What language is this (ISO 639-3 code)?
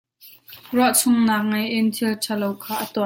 cnh